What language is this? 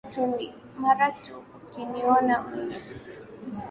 Swahili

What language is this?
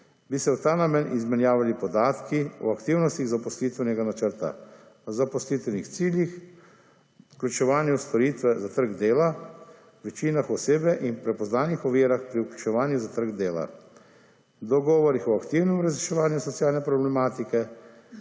Slovenian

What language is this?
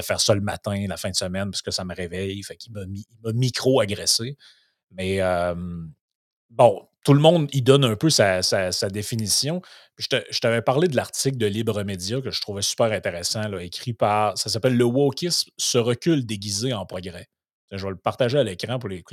French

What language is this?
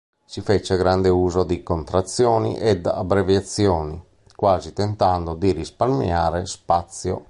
Italian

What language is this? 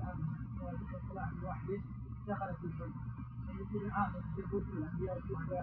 Arabic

